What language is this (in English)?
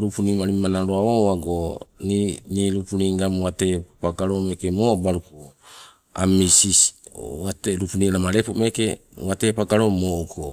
Sibe